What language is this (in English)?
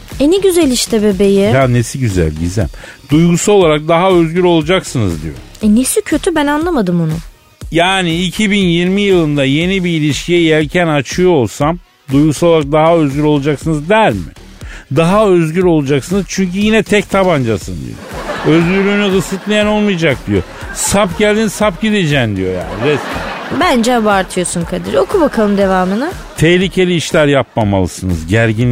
Turkish